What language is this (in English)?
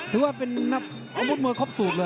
Thai